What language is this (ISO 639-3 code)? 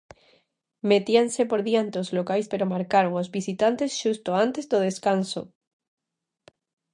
glg